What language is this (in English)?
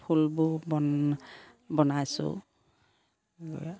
Assamese